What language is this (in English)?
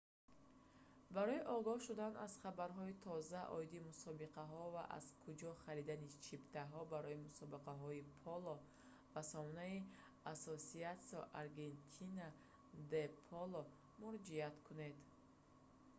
Tajik